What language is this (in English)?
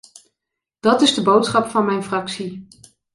Dutch